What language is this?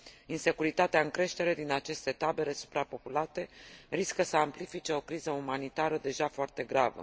Romanian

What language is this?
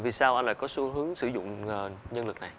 Vietnamese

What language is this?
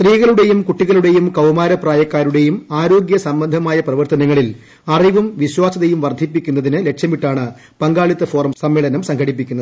Malayalam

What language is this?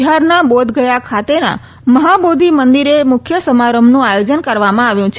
Gujarati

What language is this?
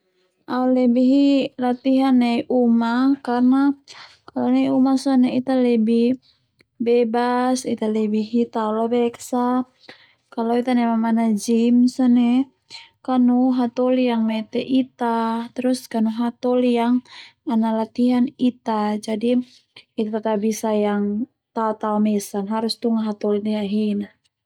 Termanu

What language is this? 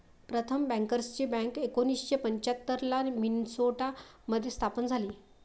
Marathi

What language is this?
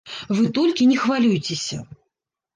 Belarusian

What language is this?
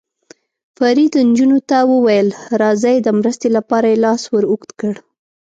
Pashto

